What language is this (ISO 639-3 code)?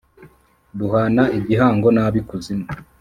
kin